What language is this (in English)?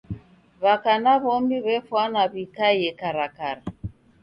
Taita